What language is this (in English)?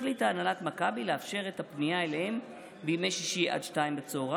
Hebrew